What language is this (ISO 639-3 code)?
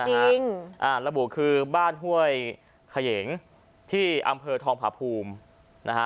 tha